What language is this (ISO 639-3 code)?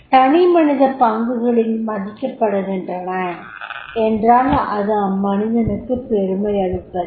tam